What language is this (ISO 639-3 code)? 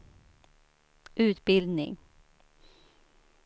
swe